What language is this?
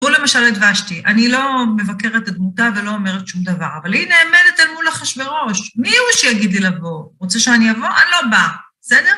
Hebrew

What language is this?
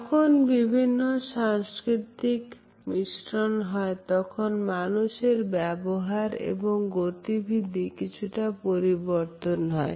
Bangla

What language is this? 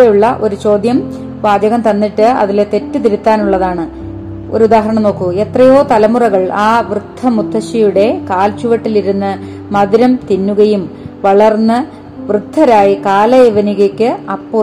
Malayalam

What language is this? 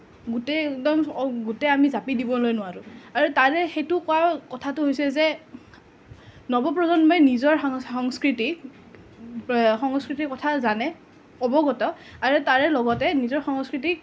Assamese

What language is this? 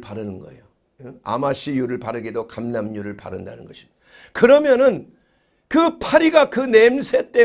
Korean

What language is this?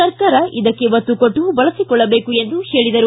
Kannada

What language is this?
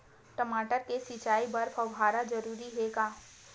Chhattisgarhi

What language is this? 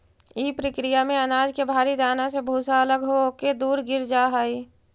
Magahi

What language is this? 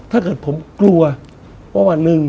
Thai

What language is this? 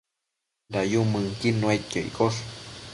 Matsés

